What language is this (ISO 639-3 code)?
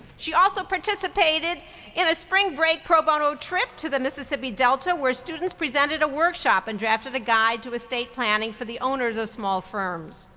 eng